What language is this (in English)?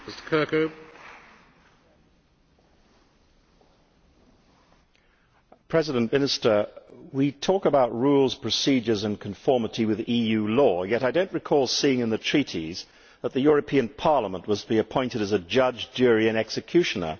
English